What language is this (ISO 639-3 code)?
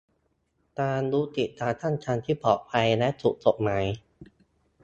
tha